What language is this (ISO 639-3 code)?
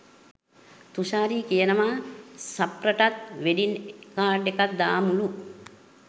sin